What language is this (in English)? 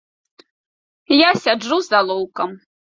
Belarusian